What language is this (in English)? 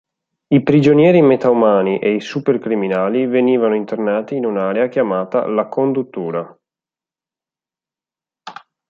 Italian